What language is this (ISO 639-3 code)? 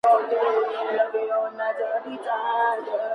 spa